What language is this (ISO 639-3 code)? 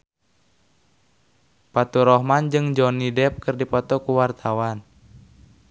sun